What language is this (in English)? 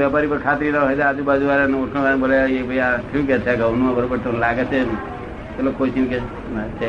Gujarati